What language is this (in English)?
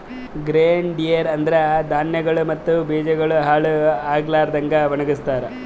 Kannada